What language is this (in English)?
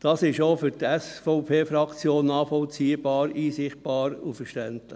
Swiss German